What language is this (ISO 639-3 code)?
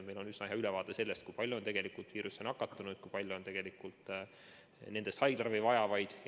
est